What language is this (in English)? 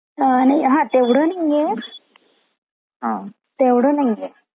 Marathi